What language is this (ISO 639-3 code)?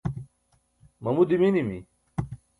bsk